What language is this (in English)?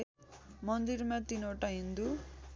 Nepali